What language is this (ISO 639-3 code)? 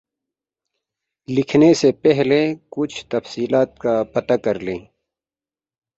urd